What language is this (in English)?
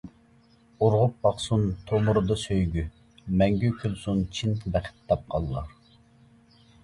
Uyghur